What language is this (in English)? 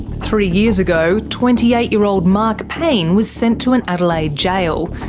English